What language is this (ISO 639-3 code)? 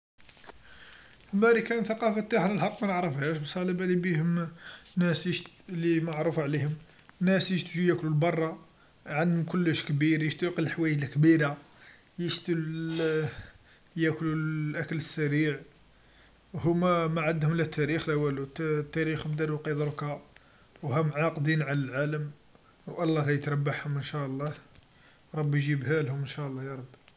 arq